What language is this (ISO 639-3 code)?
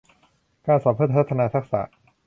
tha